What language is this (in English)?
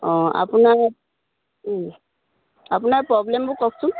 Assamese